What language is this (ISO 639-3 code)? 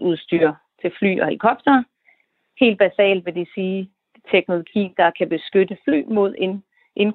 dan